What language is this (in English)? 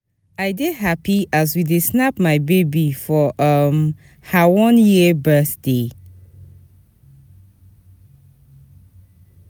Nigerian Pidgin